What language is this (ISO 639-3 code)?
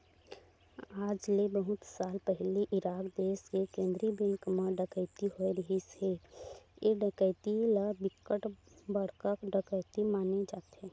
hne